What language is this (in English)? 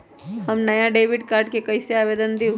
Magahi